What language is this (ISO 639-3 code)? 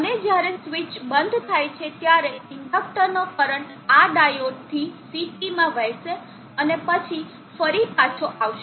guj